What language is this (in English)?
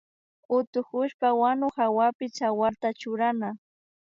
Imbabura Highland Quichua